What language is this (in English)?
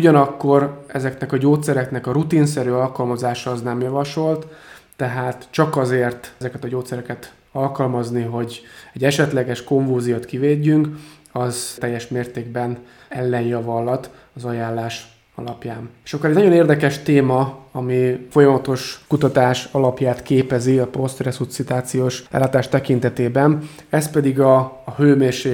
Hungarian